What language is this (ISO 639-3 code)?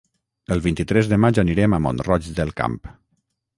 cat